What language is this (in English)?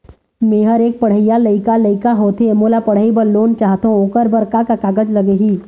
Chhattisgarhi